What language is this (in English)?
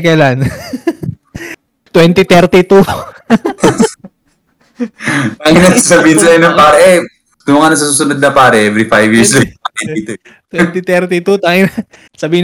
Filipino